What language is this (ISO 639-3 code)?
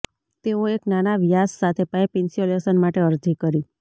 guj